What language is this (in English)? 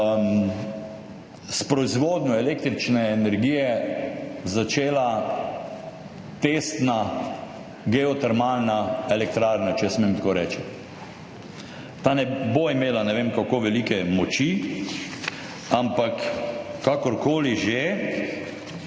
Slovenian